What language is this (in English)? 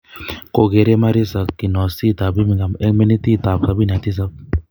Kalenjin